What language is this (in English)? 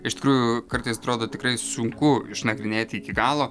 Lithuanian